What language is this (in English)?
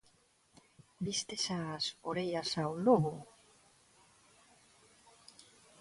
Galician